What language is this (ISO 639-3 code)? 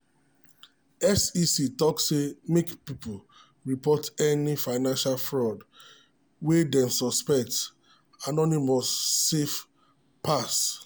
pcm